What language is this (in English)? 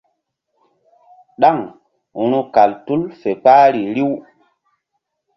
Mbum